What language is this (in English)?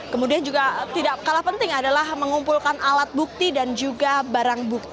Indonesian